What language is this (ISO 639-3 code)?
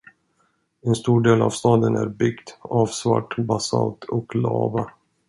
swe